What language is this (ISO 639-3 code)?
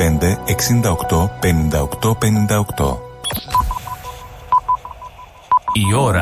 ell